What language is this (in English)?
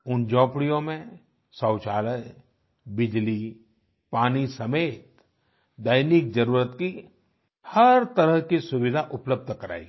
Hindi